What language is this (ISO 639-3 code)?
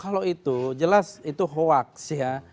ind